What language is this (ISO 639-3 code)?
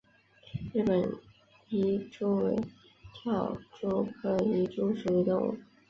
zho